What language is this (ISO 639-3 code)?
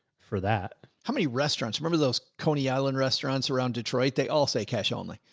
eng